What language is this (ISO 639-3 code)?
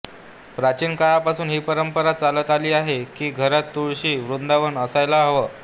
mar